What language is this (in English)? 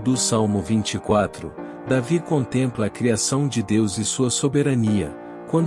Portuguese